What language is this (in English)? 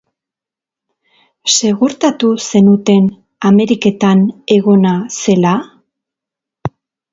Basque